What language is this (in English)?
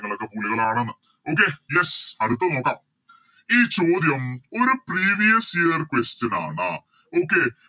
Malayalam